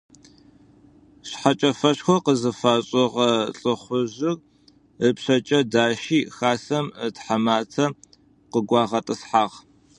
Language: Adyghe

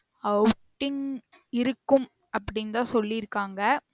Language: Tamil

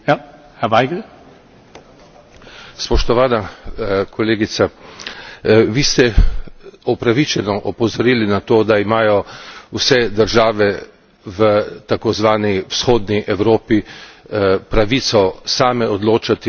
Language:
Slovenian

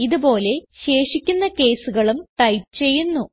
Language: Malayalam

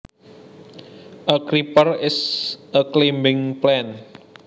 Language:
Javanese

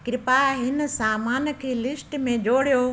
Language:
Sindhi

